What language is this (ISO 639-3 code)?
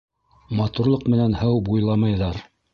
bak